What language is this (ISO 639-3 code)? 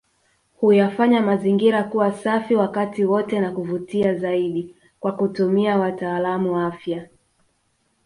swa